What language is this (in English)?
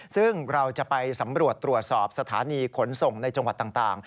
Thai